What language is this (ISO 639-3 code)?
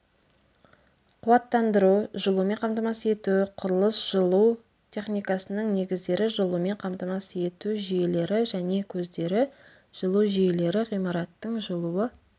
kaz